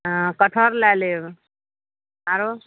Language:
Maithili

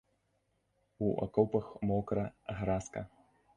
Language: Belarusian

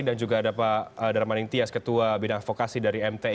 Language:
Indonesian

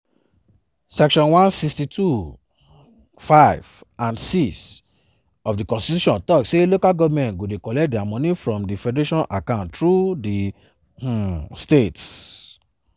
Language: Nigerian Pidgin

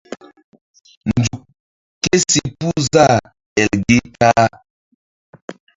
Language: Mbum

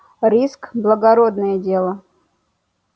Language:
Russian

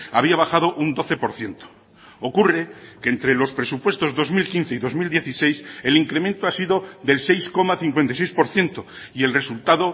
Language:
Spanish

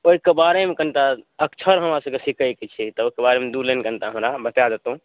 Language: Maithili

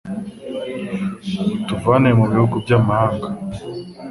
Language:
Kinyarwanda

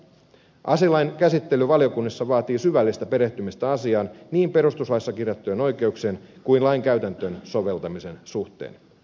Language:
Finnish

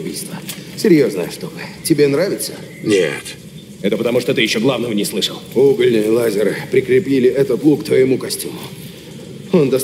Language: Russian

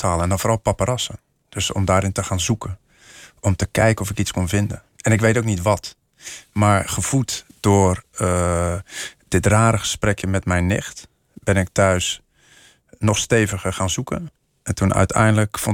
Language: Dutch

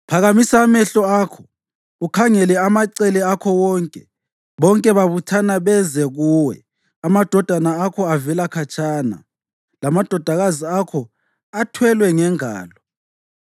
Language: North Ndebele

